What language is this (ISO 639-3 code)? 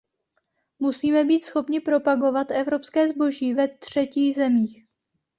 ces